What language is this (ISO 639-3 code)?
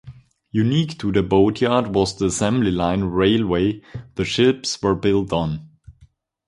eng